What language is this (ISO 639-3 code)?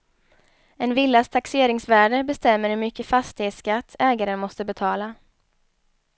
swe